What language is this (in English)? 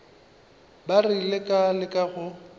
Northern Sotho